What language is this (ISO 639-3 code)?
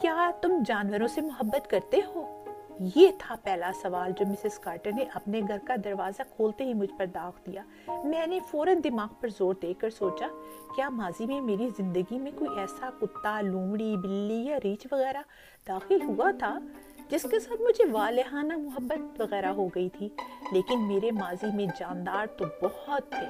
urd